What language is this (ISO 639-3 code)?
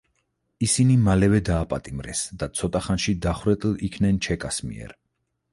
kat